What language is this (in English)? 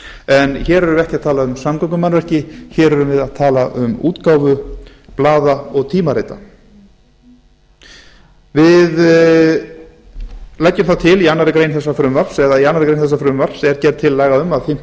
Icelandic